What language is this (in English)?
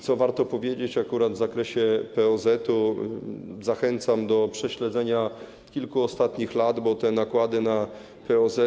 Polish